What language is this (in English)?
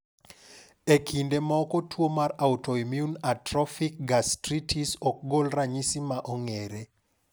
Luo (Kenya and Tanzania)